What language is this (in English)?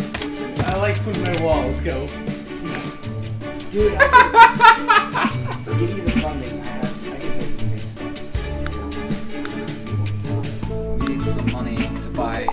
English